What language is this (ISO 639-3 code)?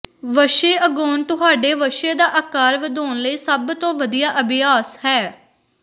pan